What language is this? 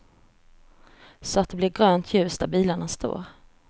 Swedish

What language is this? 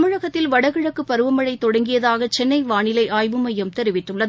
Tamil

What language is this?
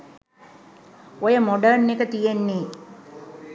Sinhala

